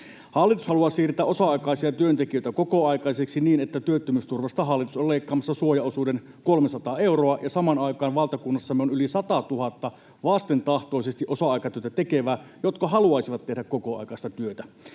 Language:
Finnish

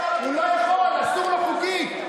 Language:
Hebrew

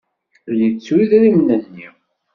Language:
Kabyle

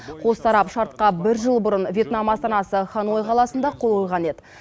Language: Kazakh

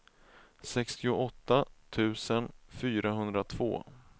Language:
Swedish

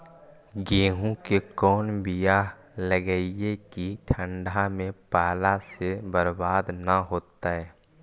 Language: Magahi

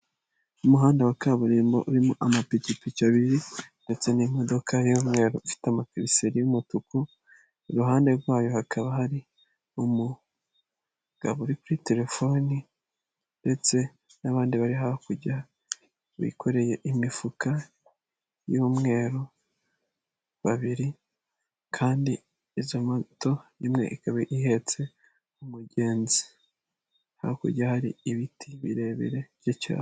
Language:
Kinyarwanda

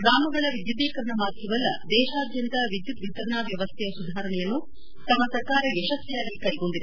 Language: Kannada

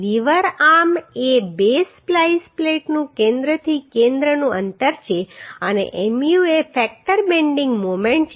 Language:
Gujarati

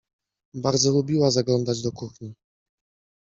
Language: Polish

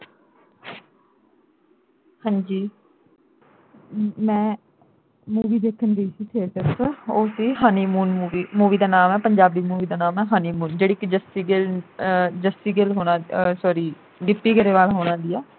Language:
Punjabi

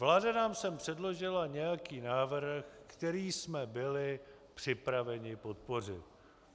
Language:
Czech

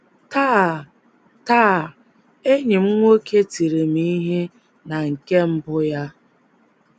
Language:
Igbo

